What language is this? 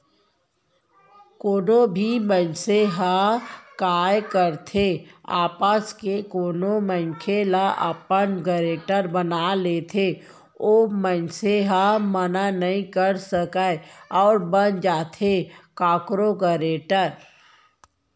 Chhattisgarhi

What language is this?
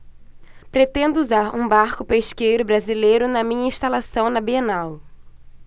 Portuguese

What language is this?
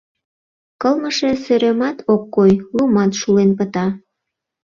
Mari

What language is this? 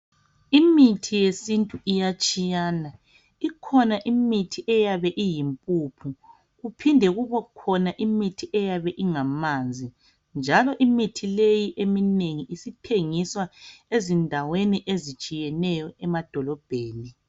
North Ndebele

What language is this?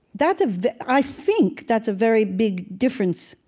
English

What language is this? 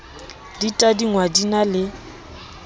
Southern Sotho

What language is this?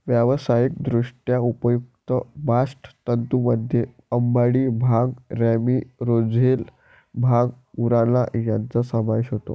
Marathi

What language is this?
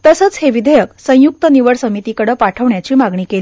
Marathi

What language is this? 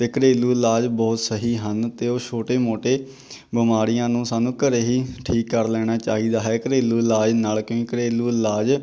Punjabi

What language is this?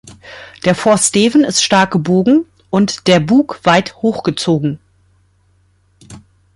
German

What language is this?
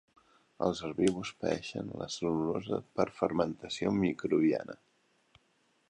Catalan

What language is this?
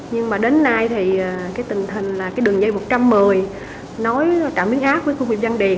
Vietnamese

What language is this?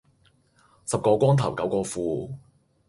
Cantonese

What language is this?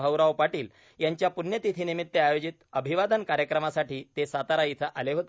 Marathi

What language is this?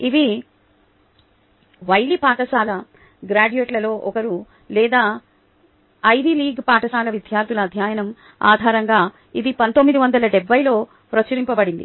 Telugu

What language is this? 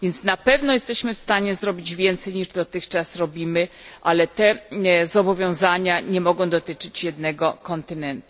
Polish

